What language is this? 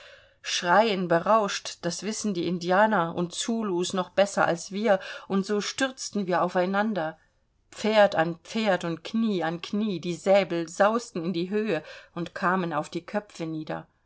German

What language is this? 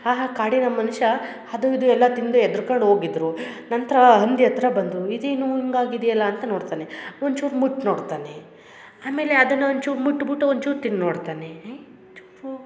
Kannada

